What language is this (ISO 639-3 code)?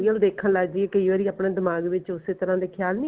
pan